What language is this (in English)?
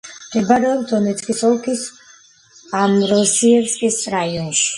Georgian